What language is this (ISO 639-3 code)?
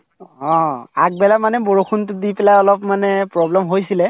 asm